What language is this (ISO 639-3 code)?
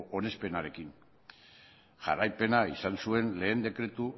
eus